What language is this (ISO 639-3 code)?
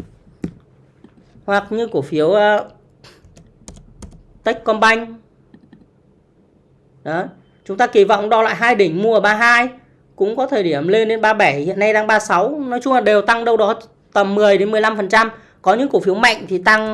vie